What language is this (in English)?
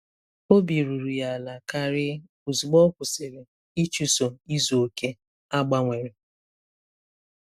Igbo